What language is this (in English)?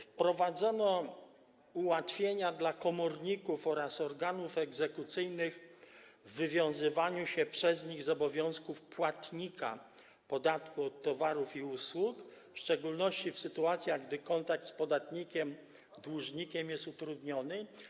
Polish